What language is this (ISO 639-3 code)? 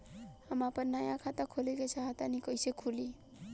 bho